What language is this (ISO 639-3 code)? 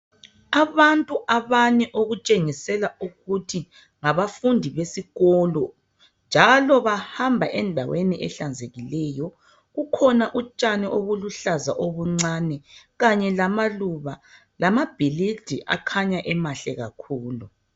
nde